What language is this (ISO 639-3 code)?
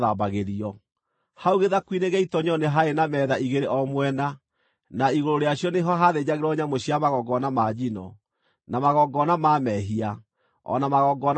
kik